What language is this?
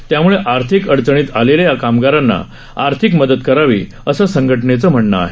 Marathi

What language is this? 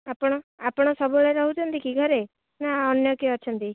Odia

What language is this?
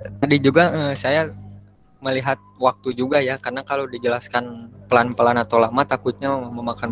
Indonesian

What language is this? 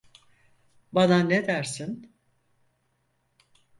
Turkish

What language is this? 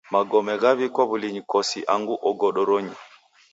Taita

